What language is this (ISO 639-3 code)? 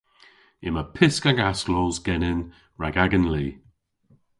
cor